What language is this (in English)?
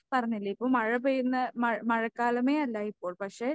Malayalam